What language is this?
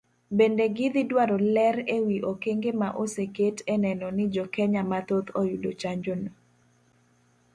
Luo (Kenya and Tanzania)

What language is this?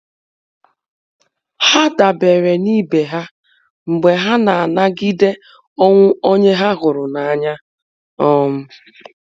Igbo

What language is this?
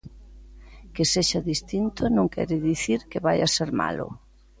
Galician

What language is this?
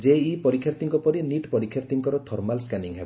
Odia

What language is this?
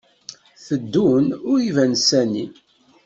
Kabyle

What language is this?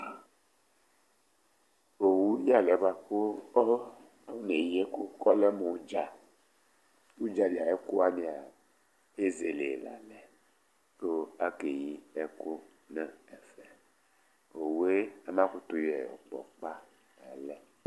Ikposo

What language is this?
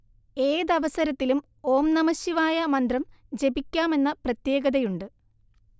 Malayalam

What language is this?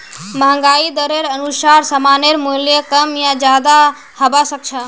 Magahi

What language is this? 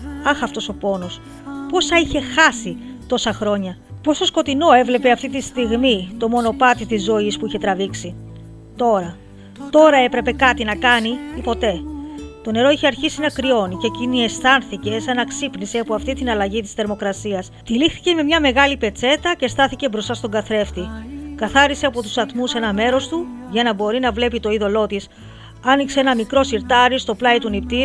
Greek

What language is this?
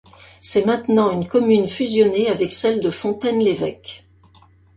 French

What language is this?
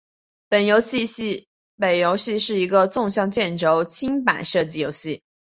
Chinese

